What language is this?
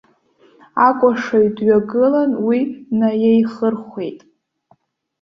Abkhazian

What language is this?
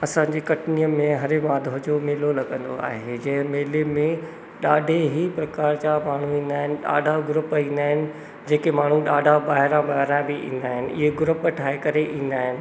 Sindhi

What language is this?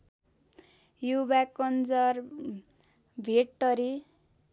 Nepali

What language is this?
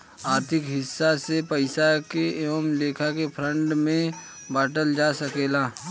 Bhojpuri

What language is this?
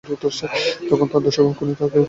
Bangla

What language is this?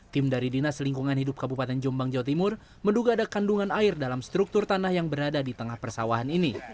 Indonesian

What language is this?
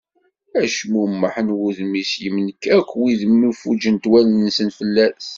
Kabyle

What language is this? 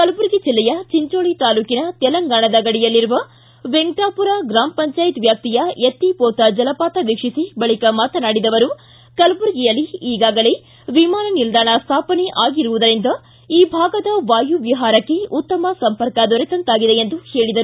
Kannada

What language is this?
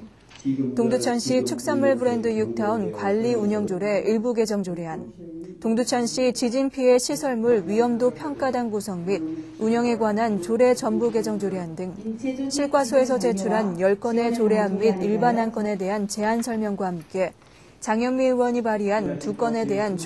Korean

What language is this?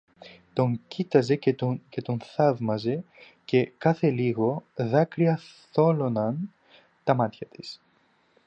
Greek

